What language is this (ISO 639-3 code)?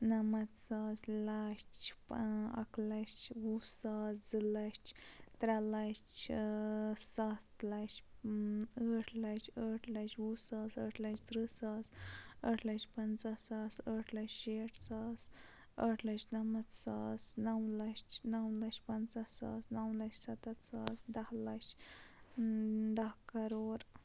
kas